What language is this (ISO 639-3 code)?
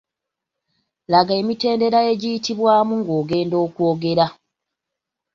lug